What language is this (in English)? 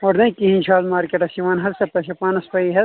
Kashmiri